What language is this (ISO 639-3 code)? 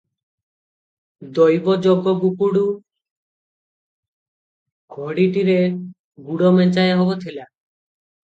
ori